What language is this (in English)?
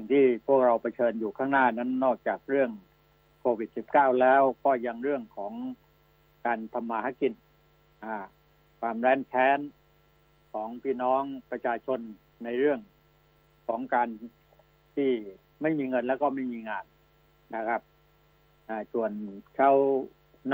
Thai